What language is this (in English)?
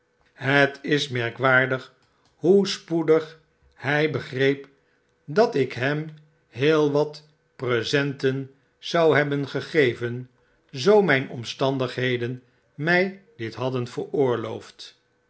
Dutch